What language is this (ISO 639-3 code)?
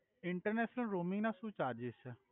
guj